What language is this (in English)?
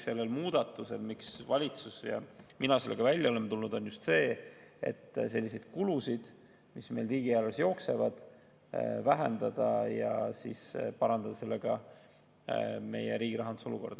Estonian